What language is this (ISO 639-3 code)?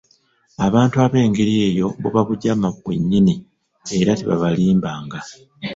lug